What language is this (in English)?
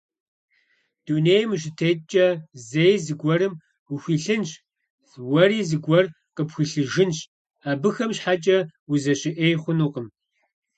Kabardian